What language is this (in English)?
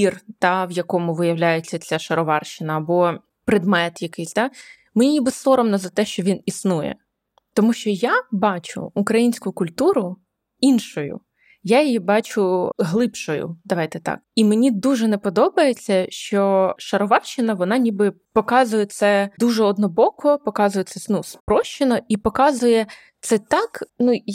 Ukrainian